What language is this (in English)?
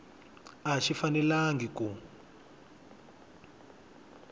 Tsonga